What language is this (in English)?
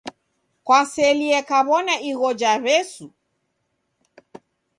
Taita